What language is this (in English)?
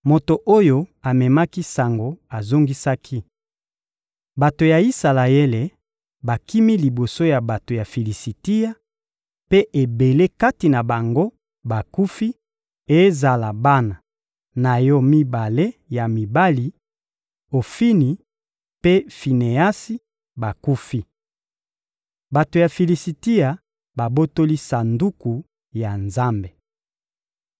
Lingala